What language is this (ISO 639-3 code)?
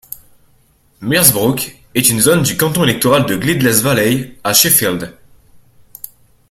fra